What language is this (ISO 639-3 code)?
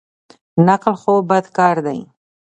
pus